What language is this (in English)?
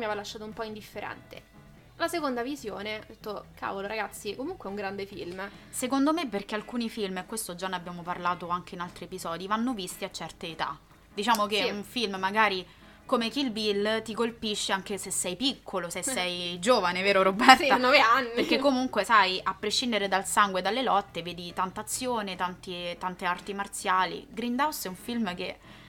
Italian